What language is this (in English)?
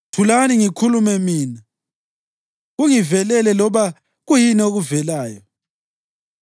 North Ndebele